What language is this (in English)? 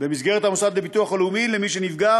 Hebrew